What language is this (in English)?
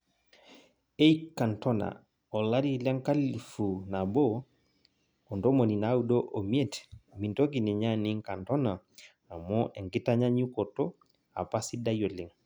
Masai